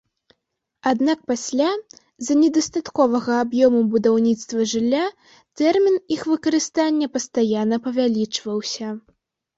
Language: Belarusian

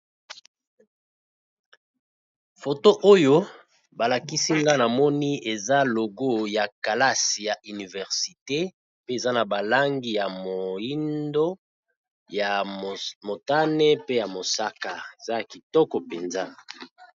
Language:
Lingala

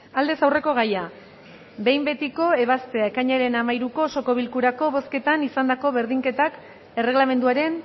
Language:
Basque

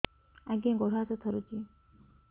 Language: Odia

